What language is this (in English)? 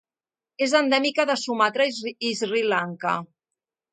Catalan